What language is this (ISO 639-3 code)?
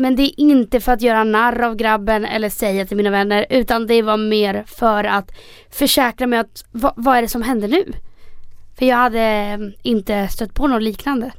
swe